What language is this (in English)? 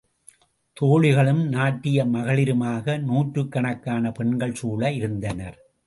Tamil